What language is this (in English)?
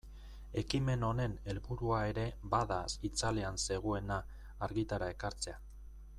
Basque